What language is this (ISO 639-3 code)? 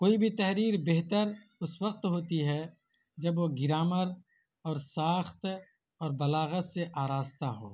urd